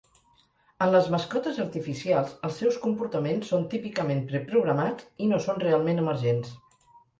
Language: Catalan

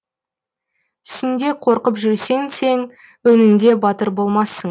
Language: Kazakh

